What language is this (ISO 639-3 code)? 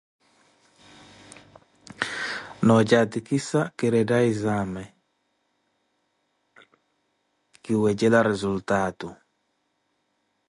eko